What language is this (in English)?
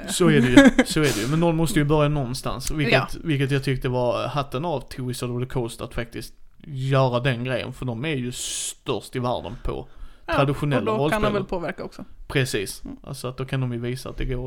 Swedish